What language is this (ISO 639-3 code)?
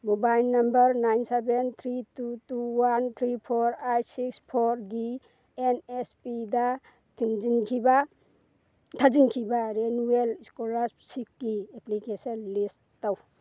mni